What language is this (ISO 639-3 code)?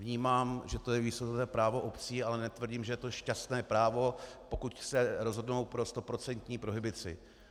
ces